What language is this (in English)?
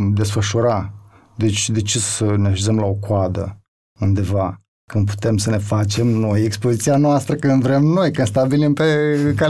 Romanian